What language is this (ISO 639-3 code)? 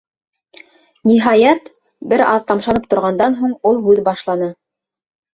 bak